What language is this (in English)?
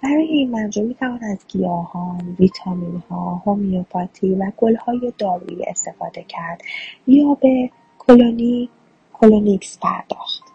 Persian